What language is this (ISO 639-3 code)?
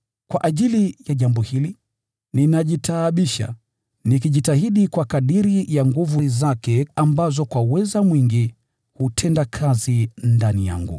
swa